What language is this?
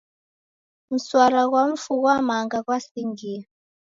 Taita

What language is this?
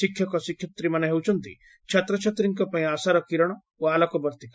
Odia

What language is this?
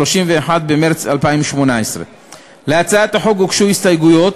Hebrew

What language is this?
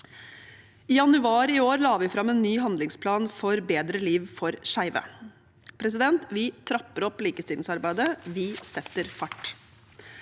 Norwegian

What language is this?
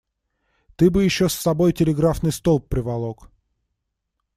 Russian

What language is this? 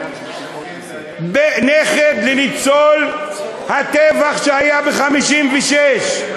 Hebrew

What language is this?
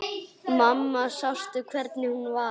Icelandic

